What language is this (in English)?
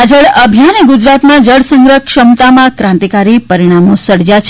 Gujarati